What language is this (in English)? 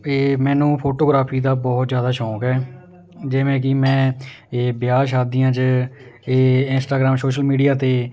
Punjabi